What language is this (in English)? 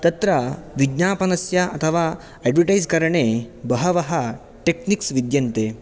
Sanskrit